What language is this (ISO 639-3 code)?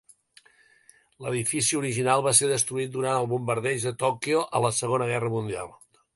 cat